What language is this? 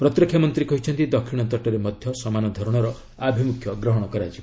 Odia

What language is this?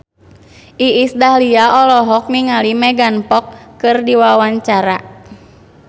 Sundanese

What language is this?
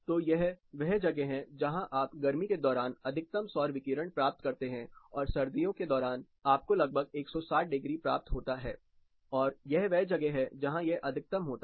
Hindi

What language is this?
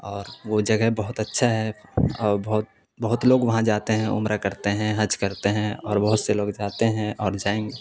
Urdu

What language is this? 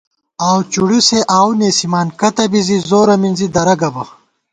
Gawar-Bati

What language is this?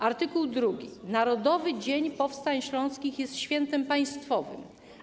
Polish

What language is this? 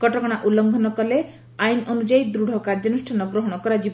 Odia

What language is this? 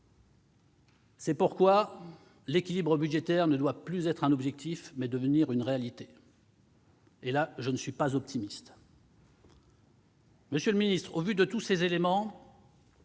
French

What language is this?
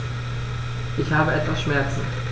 German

